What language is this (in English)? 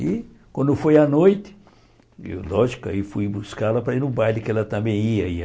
Portuguese